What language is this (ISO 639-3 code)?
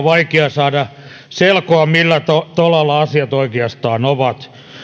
fin